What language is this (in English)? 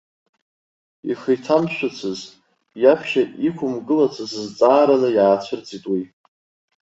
Abkhazian